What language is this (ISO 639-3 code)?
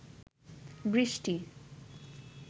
ben